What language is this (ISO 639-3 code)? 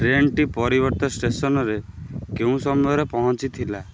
ori